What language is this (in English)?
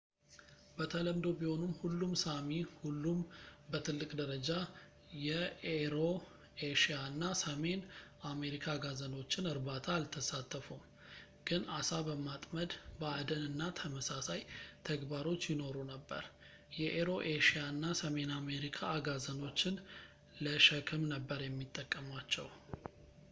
Amharic